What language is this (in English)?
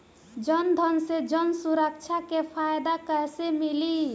Bhojpuri